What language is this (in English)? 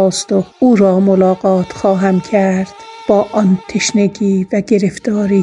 Persian